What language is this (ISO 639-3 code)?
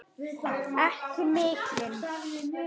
isl